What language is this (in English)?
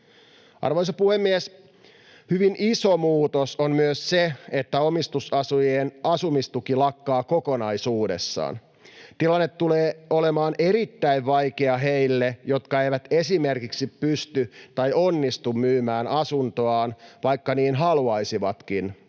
Finnish